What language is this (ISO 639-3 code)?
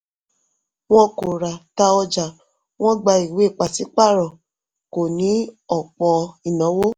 yor